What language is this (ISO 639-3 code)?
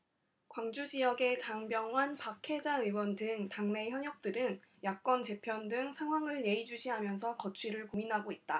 kor